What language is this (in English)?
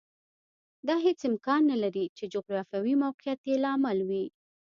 Pashto